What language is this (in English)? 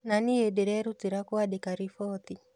Kikuyu